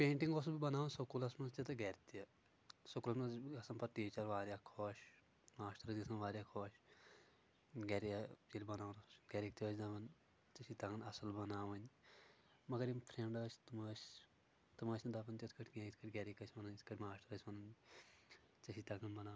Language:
Kashmiri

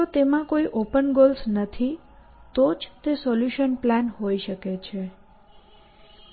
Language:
Gujarati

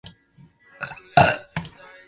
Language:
Chinese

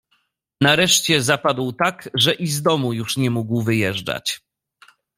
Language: Polish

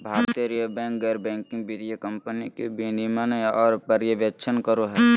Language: Magahi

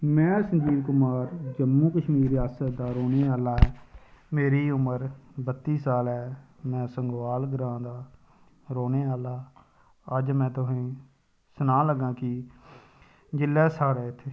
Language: Dogri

